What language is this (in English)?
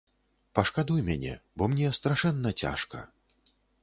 Belarusian